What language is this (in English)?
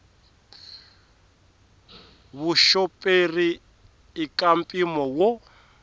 Tsonga